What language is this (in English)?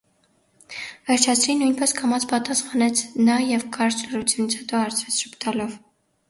Armenian